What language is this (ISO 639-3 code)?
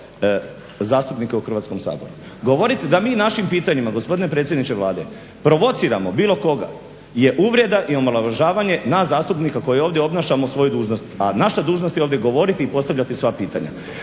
hrv